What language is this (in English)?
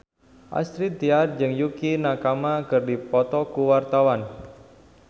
Sundanese